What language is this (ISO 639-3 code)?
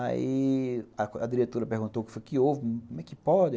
por